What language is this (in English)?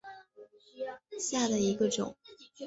Chinese